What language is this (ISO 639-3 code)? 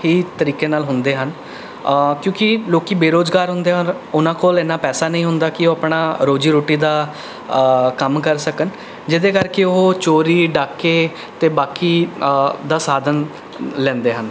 pan